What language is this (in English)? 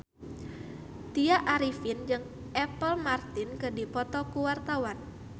Sundanese